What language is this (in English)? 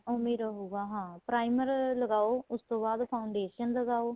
Punjabi